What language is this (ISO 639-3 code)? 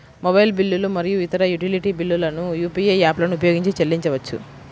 tel